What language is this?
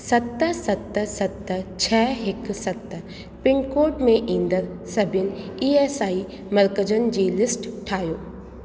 Sindhi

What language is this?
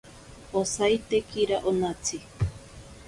Ashéninka Perené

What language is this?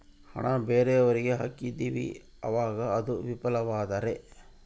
Kannada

